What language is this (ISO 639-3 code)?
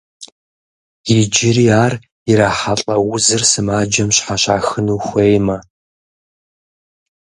kbd